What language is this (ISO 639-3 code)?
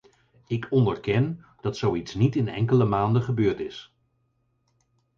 nld